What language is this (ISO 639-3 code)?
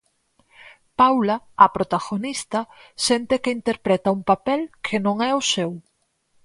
glg